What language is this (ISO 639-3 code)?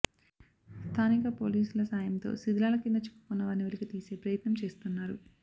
tel